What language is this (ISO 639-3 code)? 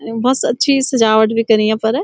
gbm